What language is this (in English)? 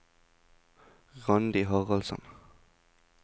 Norwegian